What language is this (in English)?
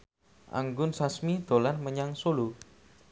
Javanese